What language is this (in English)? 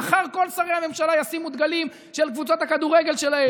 Hebrew